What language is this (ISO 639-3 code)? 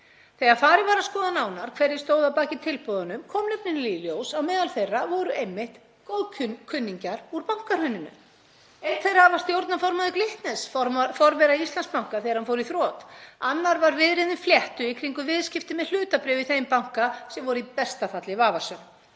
isl